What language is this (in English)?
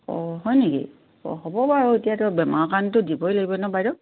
Assamese